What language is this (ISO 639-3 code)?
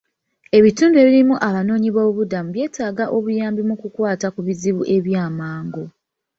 lug